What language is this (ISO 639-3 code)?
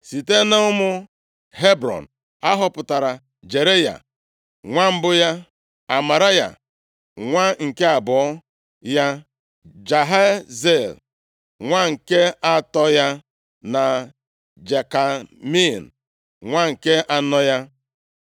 ibo